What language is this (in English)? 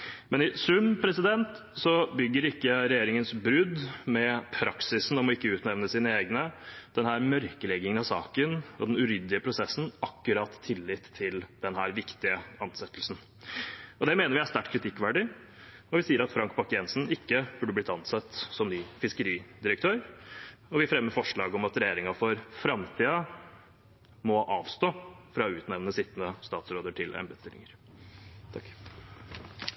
Norwegian Bokmål